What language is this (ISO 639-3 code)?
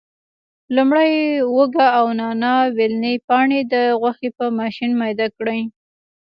pus